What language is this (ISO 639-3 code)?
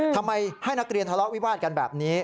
tha